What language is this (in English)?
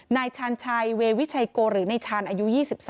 Thai